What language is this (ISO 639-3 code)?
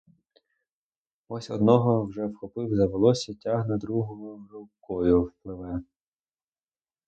ukr